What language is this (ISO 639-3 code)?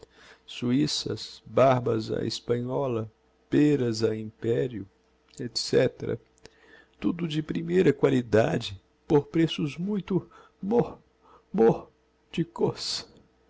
por